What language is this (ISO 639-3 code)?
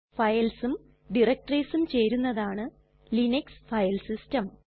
mal